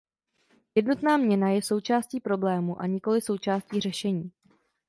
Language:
Czech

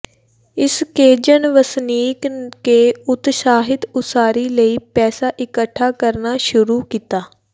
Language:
Punjabi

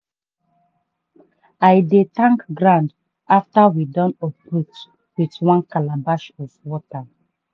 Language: Nigerian Pidgin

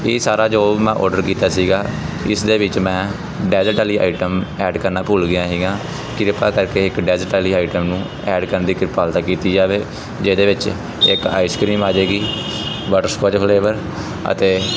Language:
Punjabi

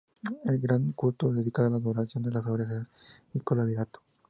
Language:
Spanish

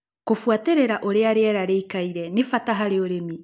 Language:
Kikuyu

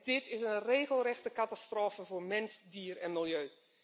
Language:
Dutch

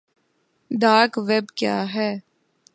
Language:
Urdu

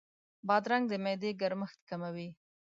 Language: Pashto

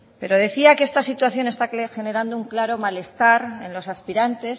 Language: Spanish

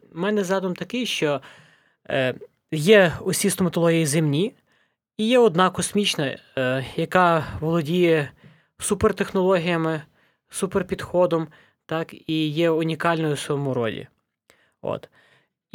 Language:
Ukrainian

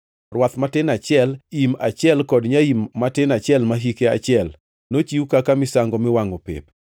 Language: Luo (Kenya and Tanzania)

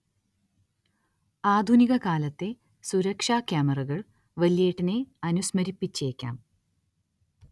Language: Malayalam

